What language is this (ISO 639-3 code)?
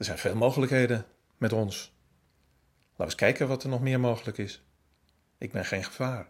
nld